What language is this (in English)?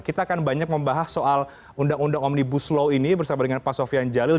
Indonesian